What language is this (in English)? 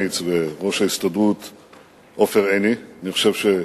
Hebrew